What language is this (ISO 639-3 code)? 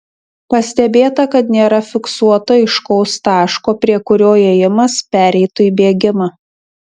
lit